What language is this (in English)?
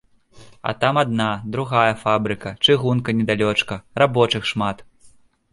Belarusian